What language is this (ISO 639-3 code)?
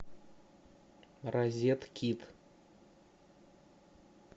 rus